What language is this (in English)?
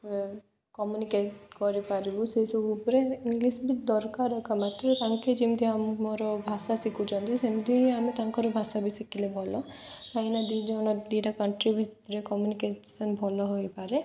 Odia